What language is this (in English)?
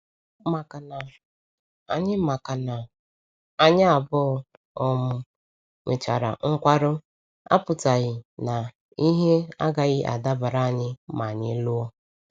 Igbo